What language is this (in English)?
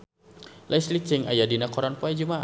Sundanese